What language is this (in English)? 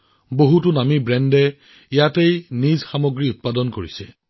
Assamese